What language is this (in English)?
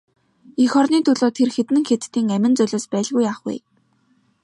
Mongolian